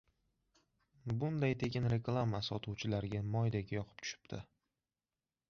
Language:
Uzbek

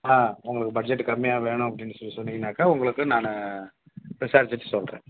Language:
Tamil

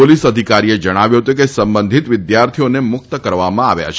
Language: Gujarati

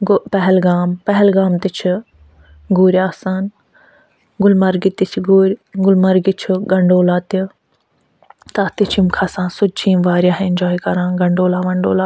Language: Kashmiri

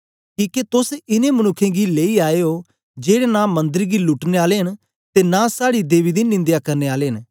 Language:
Dogri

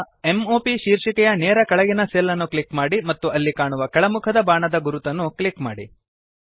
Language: Kannada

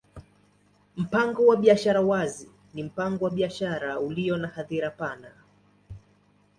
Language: Swahili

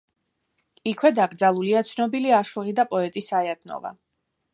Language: Georgian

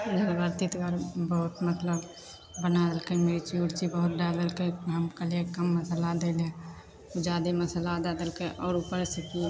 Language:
Maithili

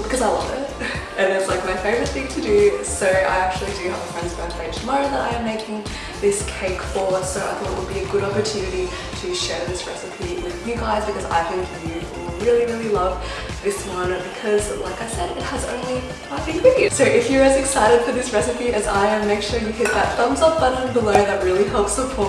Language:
English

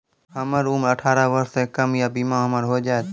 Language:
Maithili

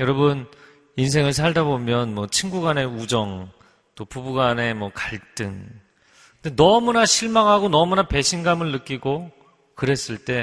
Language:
Korean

